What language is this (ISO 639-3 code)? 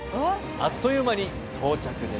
jpn